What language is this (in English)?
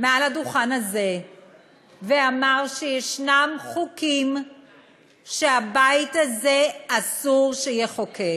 Hebrew